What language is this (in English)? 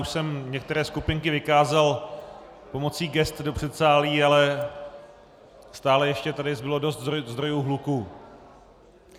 Czech